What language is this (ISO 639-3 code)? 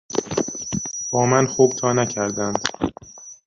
fas